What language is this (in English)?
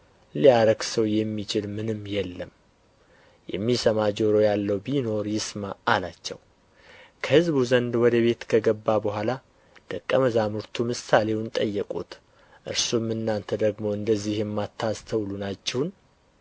Amharic